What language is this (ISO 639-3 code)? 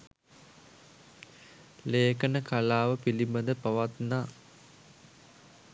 sin